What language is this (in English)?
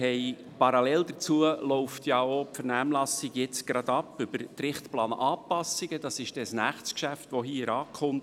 Swiss German